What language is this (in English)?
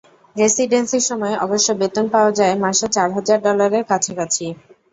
Bangla